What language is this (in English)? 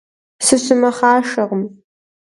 Kabardian